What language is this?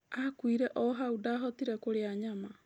Kikuyu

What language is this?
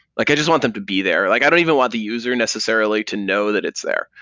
English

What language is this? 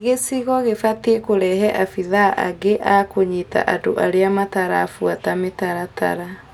Kikuyu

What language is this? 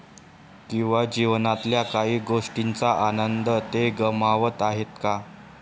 Marathi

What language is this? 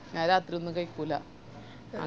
Malayalam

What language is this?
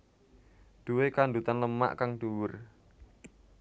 Javanese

